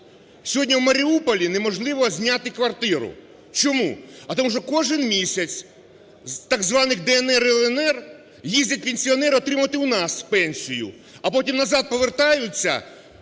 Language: Ukrainian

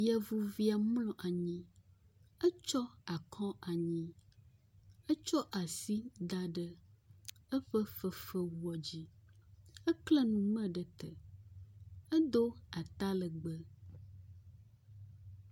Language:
Ewe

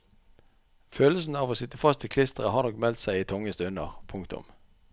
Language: Norwegian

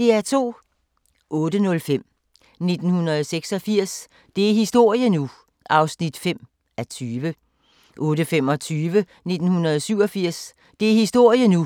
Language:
Danish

